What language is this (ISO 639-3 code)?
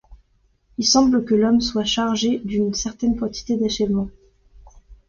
fra